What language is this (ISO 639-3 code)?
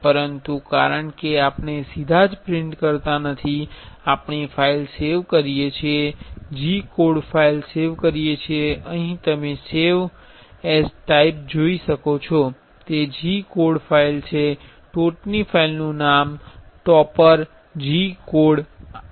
guj